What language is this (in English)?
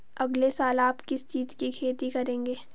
Hindi